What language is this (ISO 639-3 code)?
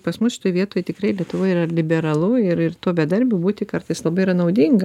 lit